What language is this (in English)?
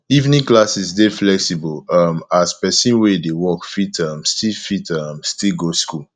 Nigerian Pidgin